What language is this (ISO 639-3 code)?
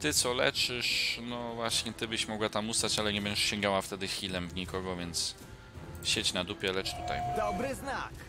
pol